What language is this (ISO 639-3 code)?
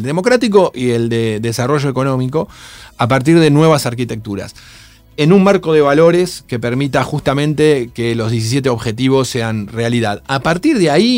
spa